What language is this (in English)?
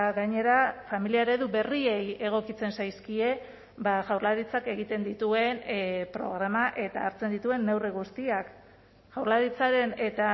Basque